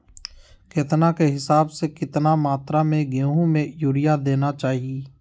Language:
Magahi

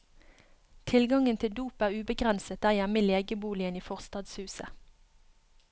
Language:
Norwegian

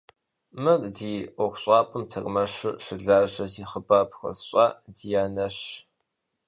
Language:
Kabardian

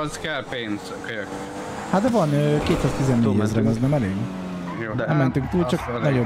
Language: Hungarian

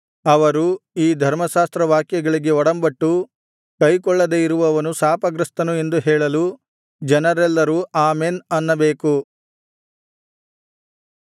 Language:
Kannada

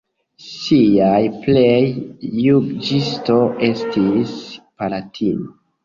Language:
Esperanto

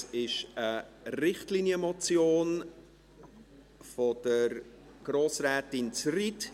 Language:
Swiss German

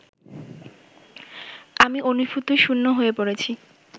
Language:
Bangla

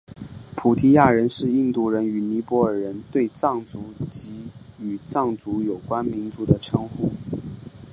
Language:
Chinese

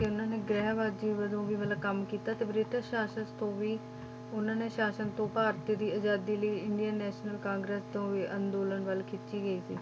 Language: Punjabi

